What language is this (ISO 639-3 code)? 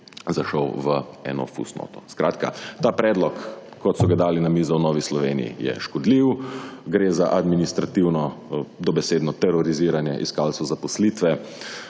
slv